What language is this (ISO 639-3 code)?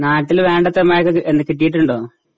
mal